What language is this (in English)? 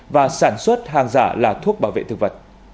Vietnamese